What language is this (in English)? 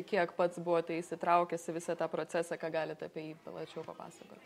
Lithuanian